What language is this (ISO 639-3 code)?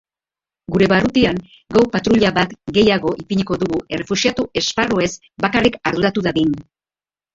eus